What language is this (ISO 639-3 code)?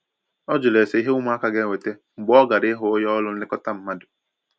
ibo